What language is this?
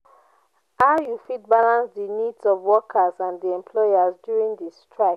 Nigerian Pidgin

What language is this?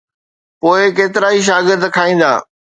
Sindhi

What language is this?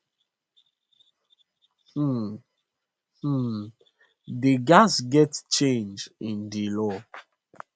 Nigerian Pidgin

